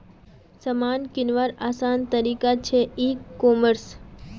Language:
Magahi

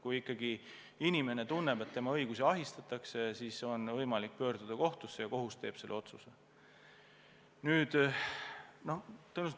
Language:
Estonian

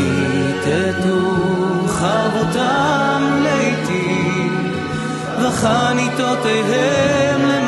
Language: Arabic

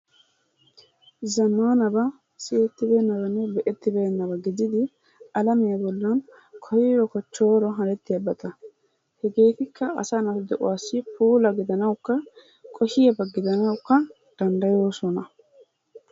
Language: Wolaytta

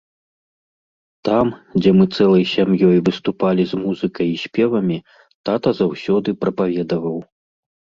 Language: Belarusian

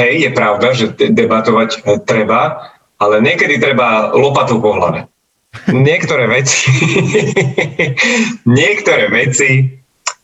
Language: Slovak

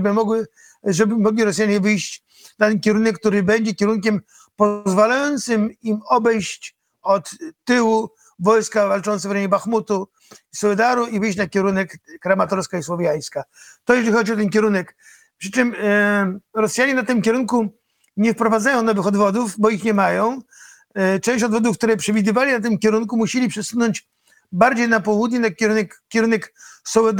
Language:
Polish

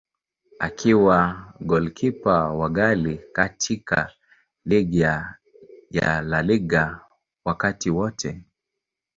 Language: Swahili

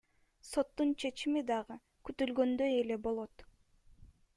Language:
Kyrgyz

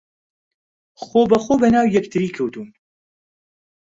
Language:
Central Kurdish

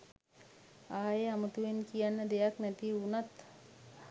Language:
Sinhala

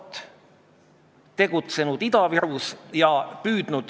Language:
Estonian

